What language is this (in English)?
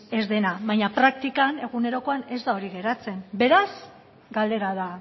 Basque